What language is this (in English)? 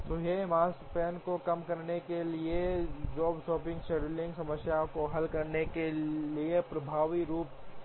Hindi